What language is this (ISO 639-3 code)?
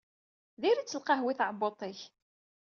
kab